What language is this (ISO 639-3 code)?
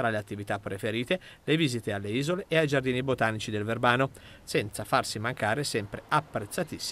ita